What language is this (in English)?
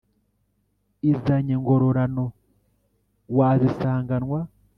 Kinyarwanda